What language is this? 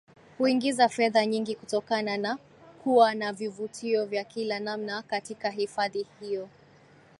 Swahili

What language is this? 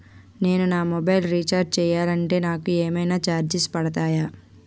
Telugu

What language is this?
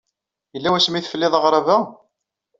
Kabyle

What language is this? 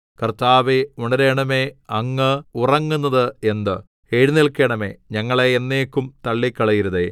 Malayalam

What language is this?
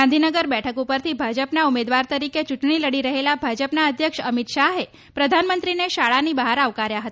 Gujarati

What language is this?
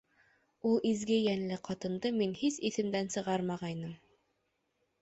Bashkir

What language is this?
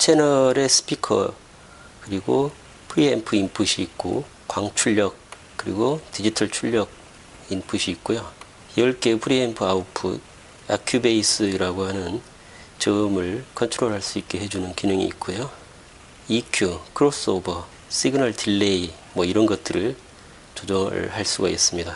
Korean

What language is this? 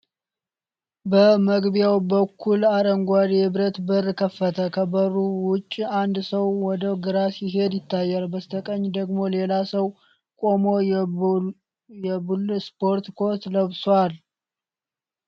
Amharic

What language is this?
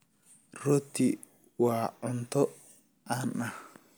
Somali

